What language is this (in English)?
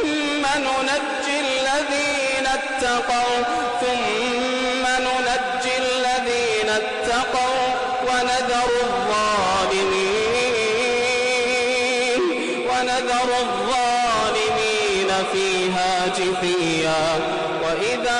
Arabic